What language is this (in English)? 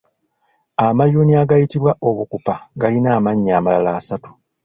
Ganda